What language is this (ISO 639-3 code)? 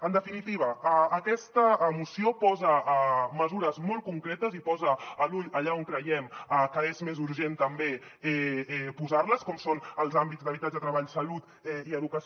cat